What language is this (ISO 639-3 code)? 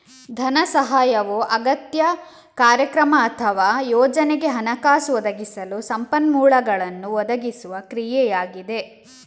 kan